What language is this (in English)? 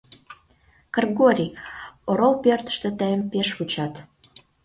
Mari